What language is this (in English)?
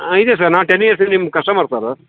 Kannada